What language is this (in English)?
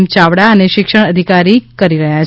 Gujarati